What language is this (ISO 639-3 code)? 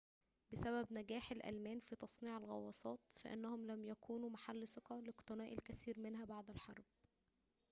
ara